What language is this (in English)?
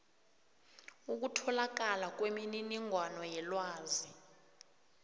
South Ndebele